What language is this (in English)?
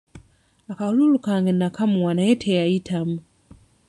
Ganda